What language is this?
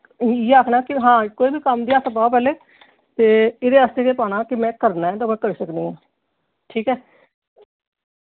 Dogri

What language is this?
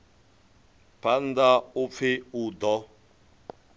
Venda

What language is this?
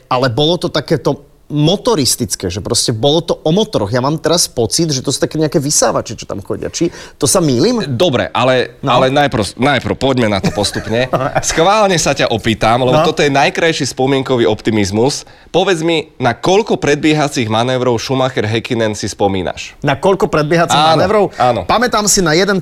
Slovak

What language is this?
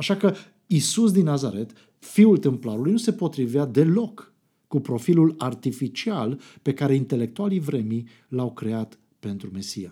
Romanian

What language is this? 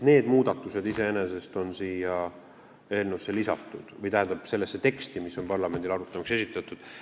Estonian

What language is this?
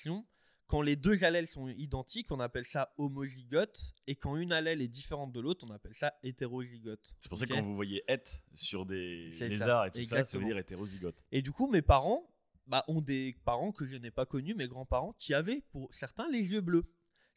French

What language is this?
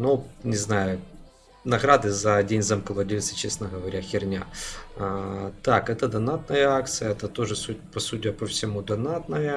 Russian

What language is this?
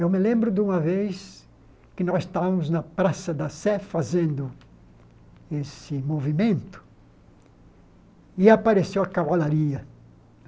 Portuguese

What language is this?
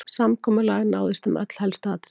Icelandic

